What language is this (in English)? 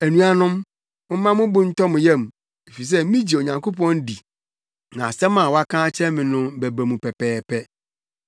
Akan